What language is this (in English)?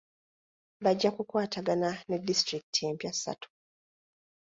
Ganda